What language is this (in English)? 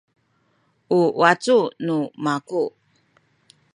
Sakizaya